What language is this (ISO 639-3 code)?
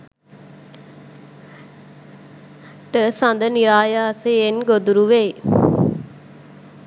sin